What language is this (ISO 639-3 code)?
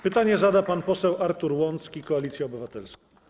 pol